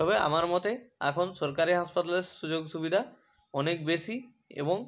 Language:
Bangla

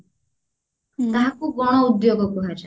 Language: Odia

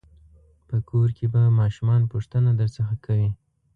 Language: Pashto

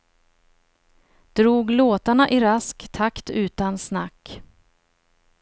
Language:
Swedish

